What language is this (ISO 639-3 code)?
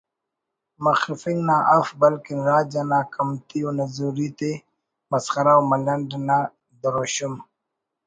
brh